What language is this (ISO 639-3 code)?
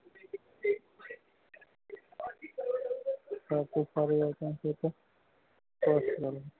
guj